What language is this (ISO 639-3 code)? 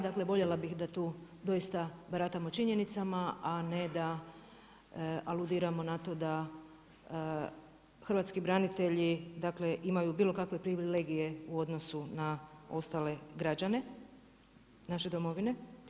hrv